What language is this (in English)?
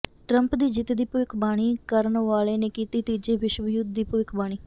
Punjabi